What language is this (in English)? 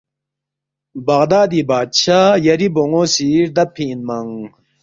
Balti